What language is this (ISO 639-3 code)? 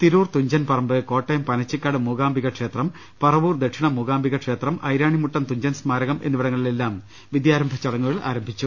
mal